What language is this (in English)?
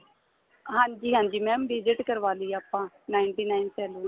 Punjabi